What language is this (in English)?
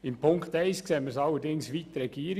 Swiss German